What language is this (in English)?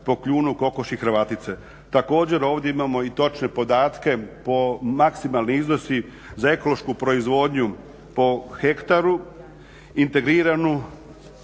Croatian